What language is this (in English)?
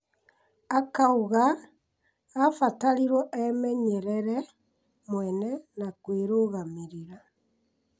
Kikuyu